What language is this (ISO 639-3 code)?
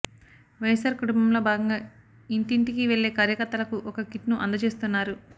tel